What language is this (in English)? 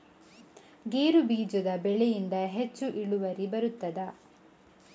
Kannada